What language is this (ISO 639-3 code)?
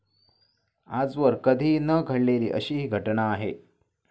mar